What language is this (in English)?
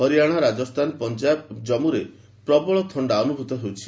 Odia